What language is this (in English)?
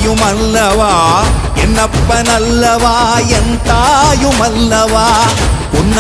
Arabic